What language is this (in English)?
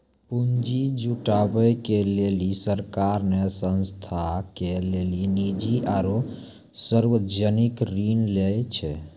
Maithili